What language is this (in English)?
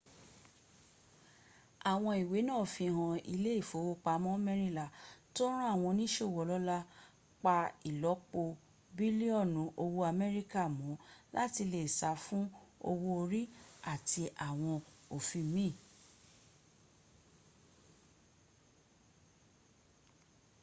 Yoruba